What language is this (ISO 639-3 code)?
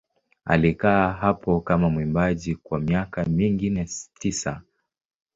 swa